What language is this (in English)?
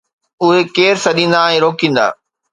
Sindhi